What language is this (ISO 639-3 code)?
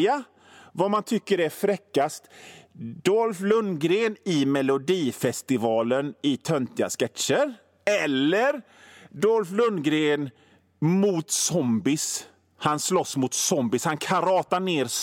swe